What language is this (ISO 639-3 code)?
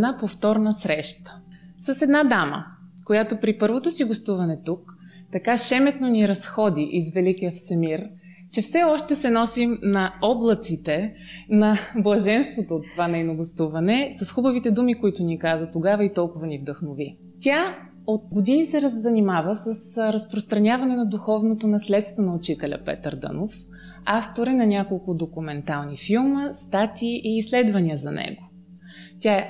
bul